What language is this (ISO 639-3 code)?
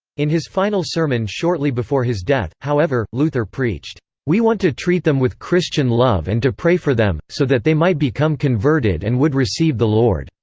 eng